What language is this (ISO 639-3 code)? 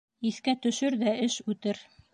bak